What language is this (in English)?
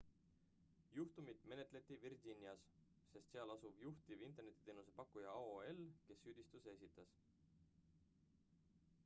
Estonian